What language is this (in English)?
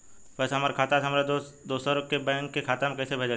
Bhojpuri